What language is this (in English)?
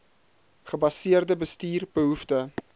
Afrikaans